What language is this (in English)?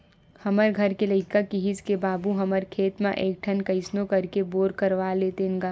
Chhattisgarhi